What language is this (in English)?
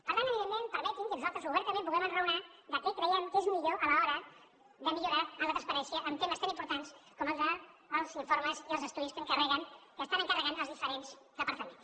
Catalan